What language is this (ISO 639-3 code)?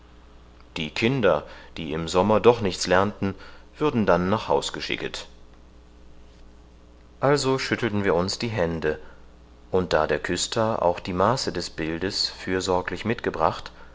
deu